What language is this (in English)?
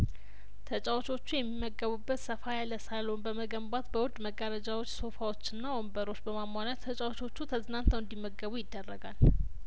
Amharic